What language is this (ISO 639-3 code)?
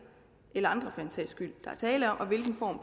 dan